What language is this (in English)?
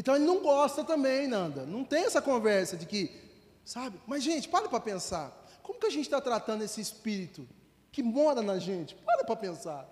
Portuguese